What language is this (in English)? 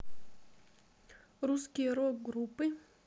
Russian